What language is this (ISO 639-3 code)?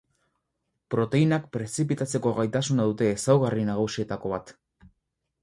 eus